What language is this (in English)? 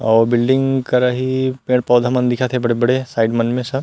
Chhattisgarhi